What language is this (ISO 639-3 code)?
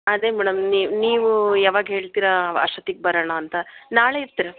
kan